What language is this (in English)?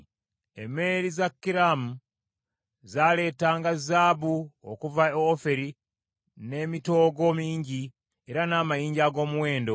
Ganda